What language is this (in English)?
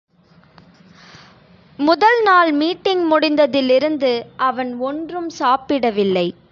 Tamil